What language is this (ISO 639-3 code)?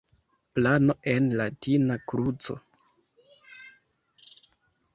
epo